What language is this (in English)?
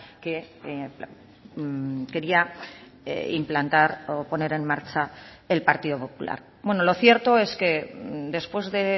Spanish